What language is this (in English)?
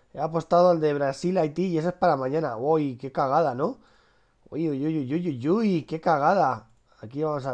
Spanish